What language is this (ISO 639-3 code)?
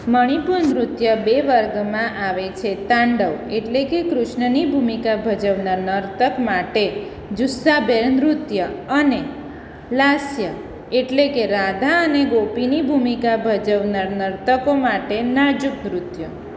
guj